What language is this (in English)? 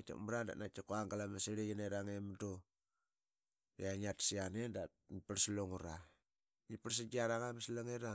Qaqet